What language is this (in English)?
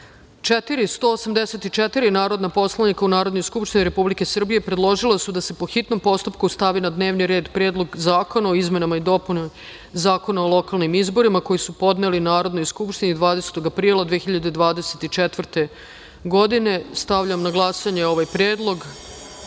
Serbian